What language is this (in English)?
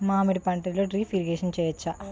Telugu